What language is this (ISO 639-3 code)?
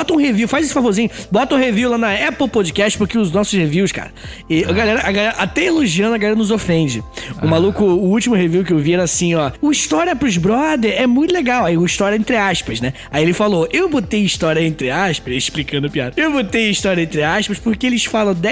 por